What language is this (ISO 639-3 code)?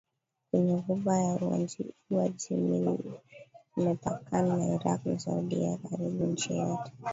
swa